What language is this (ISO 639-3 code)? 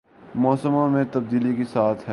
urd